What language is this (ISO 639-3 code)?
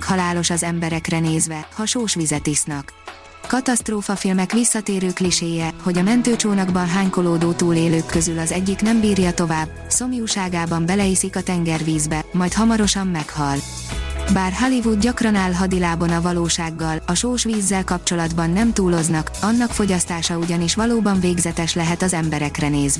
hun